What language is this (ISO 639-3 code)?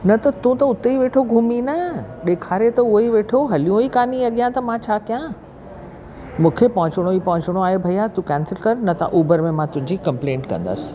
snd